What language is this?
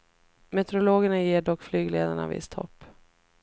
Swedish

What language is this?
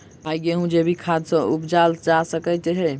Maithili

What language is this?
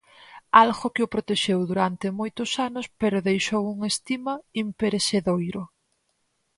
Galician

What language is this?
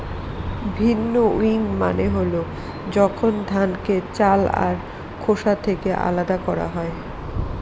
Bangla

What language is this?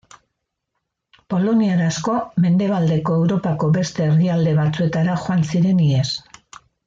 Basque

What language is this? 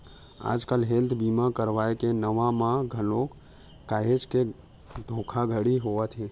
Chhattisgarhi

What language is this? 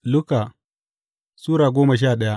Hausa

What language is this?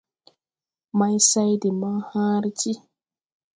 Tupuri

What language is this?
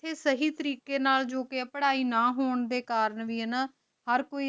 Punjabi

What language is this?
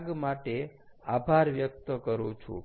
Gujarati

